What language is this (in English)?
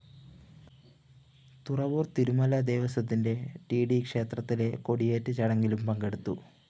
Malayalam